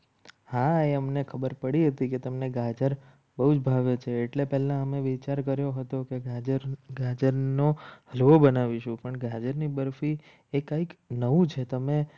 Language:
Gujarati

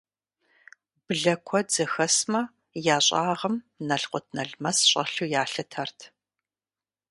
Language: Kabardian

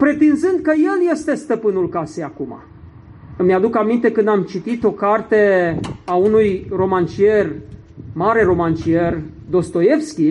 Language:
Romanian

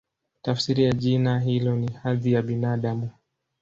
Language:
Swahili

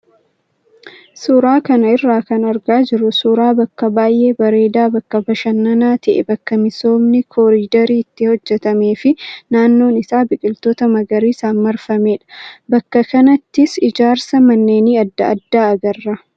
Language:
Oromo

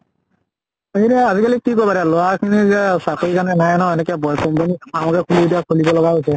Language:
Assamese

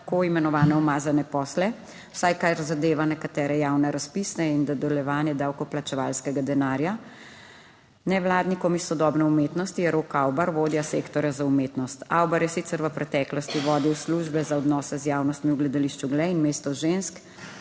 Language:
Slovenian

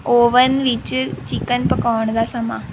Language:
Punjabi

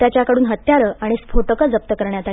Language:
Marathi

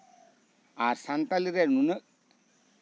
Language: Santali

